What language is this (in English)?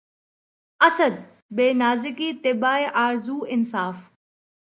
Urdu